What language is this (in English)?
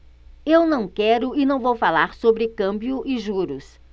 Portuguese